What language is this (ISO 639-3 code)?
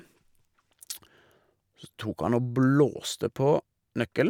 nor